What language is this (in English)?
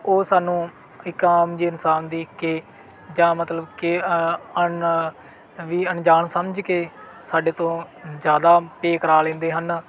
Punjabi